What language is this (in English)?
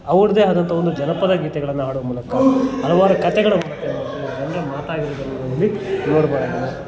Kannada